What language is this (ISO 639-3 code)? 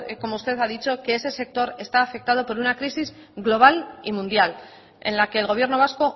spa